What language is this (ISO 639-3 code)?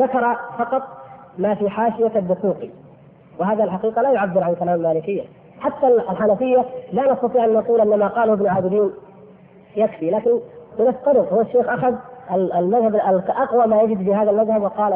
ara